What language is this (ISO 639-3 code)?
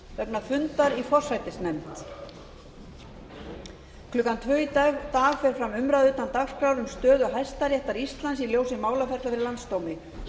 isl